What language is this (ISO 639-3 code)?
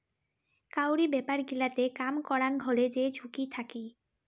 ben